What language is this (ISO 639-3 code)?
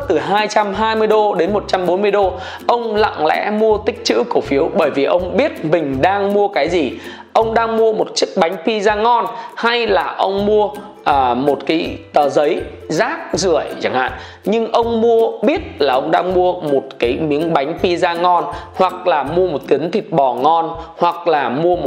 vie